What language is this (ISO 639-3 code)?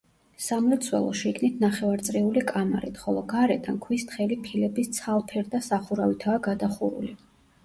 kat